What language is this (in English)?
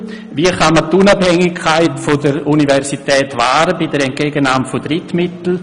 Swiss German